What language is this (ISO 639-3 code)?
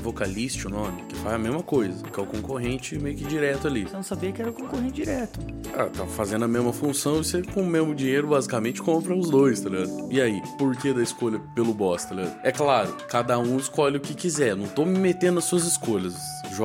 por